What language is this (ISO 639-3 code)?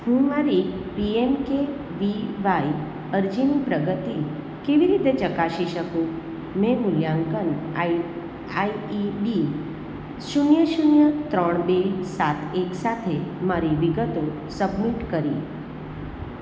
guj